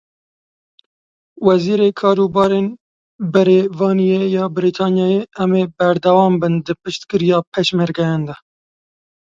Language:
Kurdish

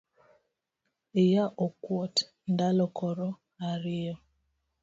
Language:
Luo (Kenya and Tanzania)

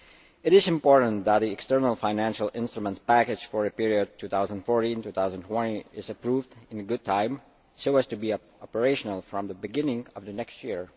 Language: English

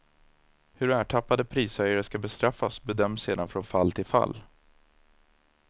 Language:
Swedish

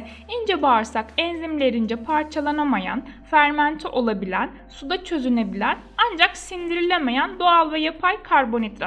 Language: Turkish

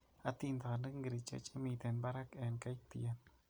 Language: Kalenjin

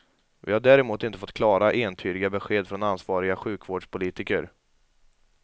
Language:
Swedish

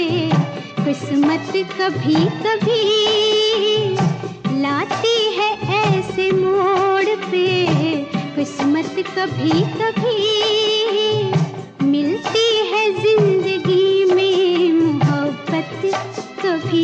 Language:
Urdu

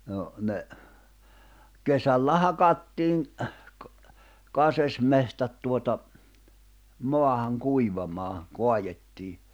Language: Finnish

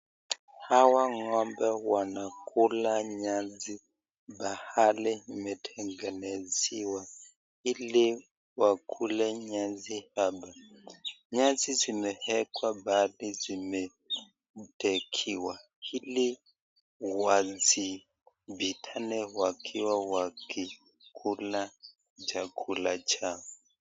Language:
Swahili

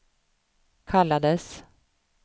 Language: Swedish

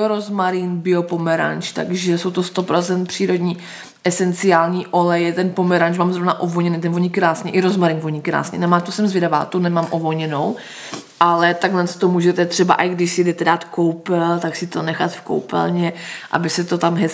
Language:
Czech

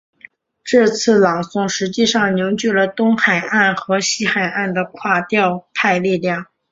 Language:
Chinese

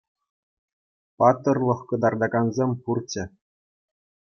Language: Chuvash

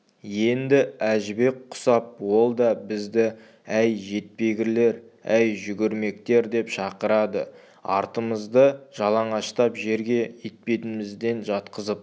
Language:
Kazakh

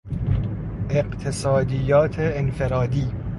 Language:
Persian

